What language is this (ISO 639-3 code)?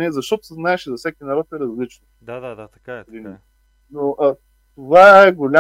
bul